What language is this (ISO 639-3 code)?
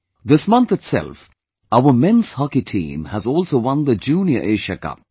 eng